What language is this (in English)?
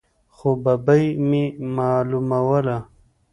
Pashto